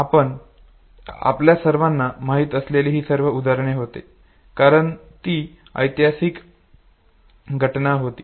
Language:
Marathi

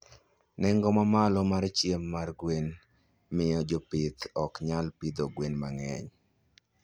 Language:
Luo (Kenya and Tanzania)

